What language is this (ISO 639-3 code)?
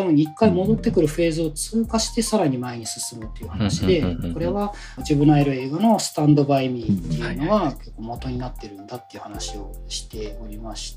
jpn